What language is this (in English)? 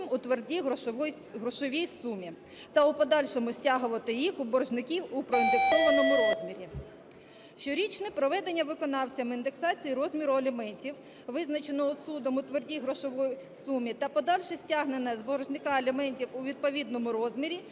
Ukrainian